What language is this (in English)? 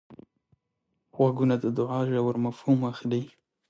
Pashto